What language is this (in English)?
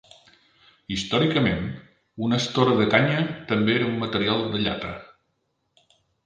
Catalan